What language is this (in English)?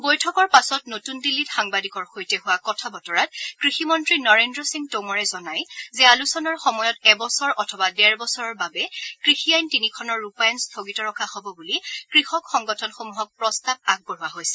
Assamese